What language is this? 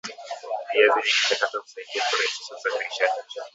Swahili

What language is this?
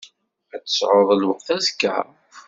Kabyle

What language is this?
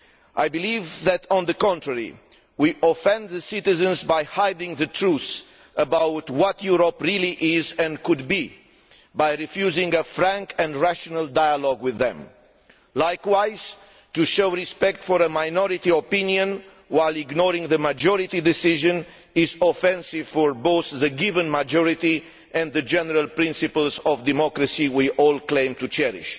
English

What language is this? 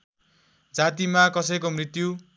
Nepali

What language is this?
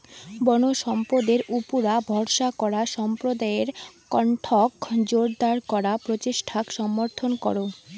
Bangla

